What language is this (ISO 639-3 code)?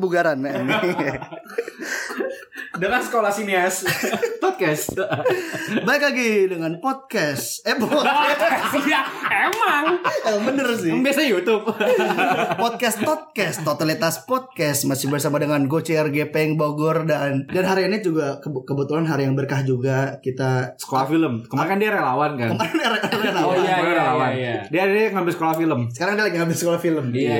ind